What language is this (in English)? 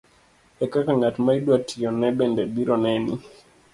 Luo (Kenya and Tanzania)